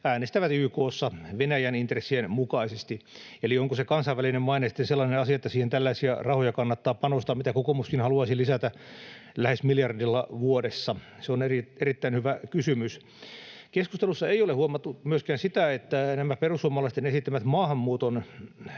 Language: Finnish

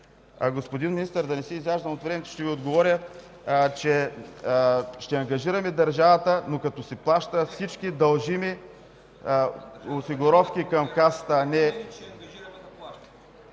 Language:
Bulgarian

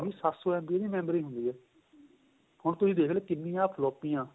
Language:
Punjabi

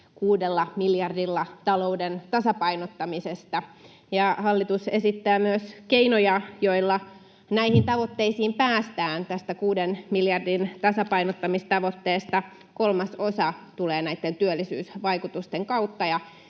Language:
Finnish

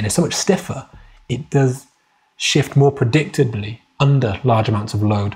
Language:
English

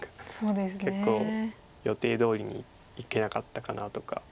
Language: Japanese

